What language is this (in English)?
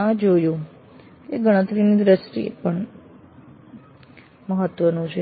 Gujarati